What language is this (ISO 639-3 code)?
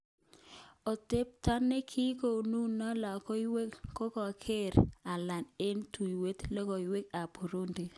kln